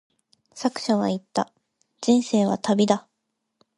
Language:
Japanese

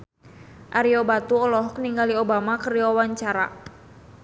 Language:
Sundanese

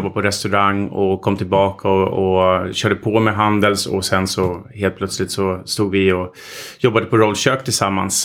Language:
Swedish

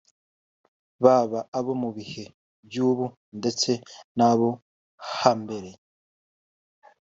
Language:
Kinyarwanda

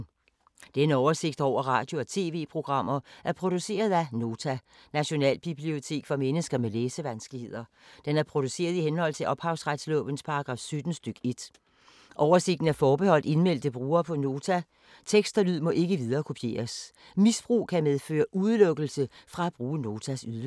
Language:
Danish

